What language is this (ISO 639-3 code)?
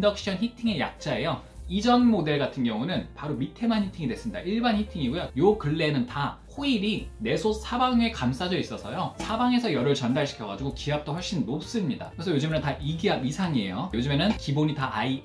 kor